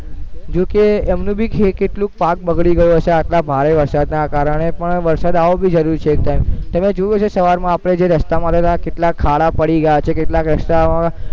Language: Gujarati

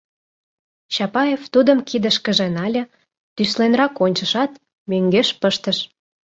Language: Mari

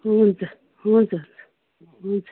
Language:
Nepali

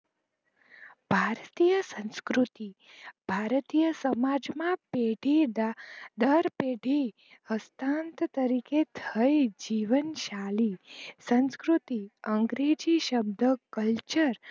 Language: Gujarati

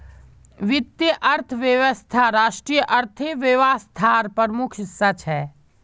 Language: Magahi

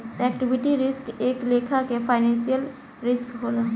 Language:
Bhojpuri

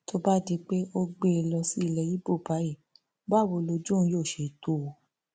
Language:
Yoruba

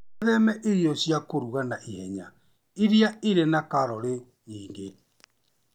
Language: Kikuyu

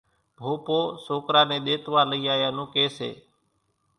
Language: Kachi Koli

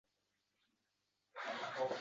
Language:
Uzbek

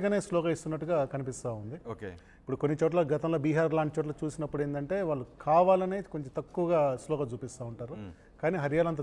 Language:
Telugu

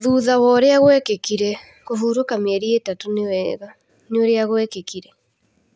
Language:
Kikuyu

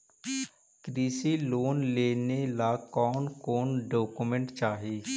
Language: Magahi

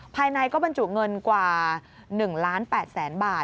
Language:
Thai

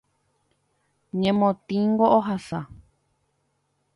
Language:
Guarani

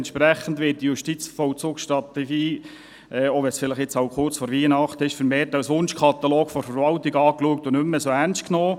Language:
Swiss German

